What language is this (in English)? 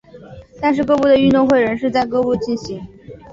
Chinese